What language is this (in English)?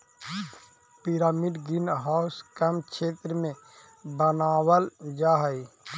Magahi